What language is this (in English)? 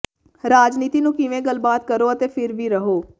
Punjabi